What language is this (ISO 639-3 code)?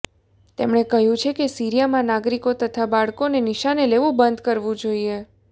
guj